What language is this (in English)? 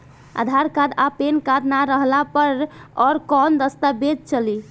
Bhojpuri